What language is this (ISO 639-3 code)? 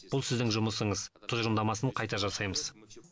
kaz